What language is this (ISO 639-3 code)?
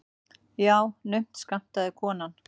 isl